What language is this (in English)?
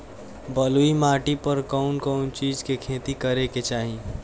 Bhojpuri